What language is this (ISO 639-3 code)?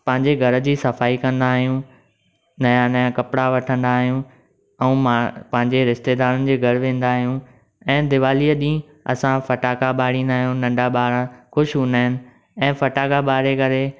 snd